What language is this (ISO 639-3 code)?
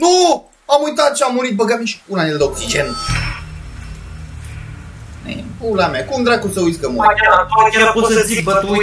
ron